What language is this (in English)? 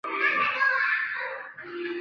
Chinese